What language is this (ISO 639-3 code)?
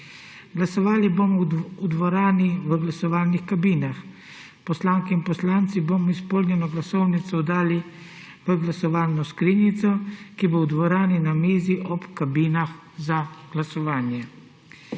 slv